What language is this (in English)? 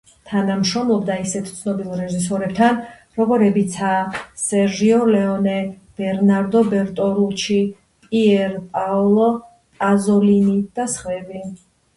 Georgian